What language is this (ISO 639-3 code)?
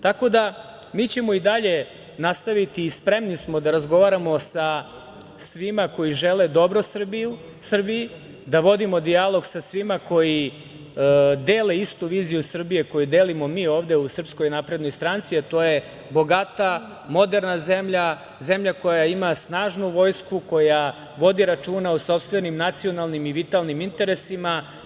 srp